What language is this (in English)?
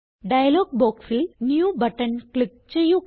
Malayalam